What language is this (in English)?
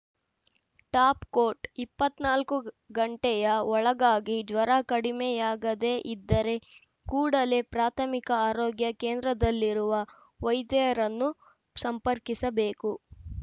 Kannada